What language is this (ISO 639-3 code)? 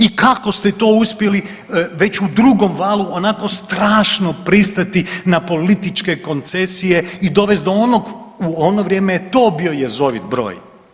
hrv